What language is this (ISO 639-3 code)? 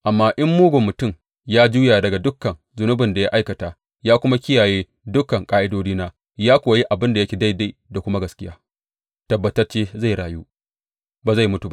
hau